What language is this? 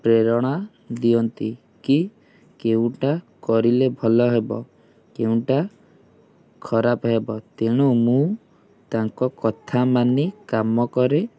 Odia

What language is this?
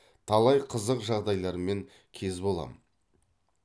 Kazakh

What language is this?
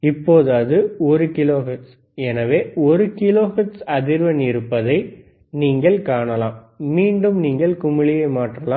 Tamil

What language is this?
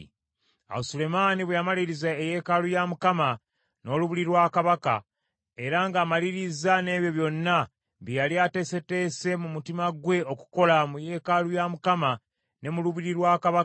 Ganda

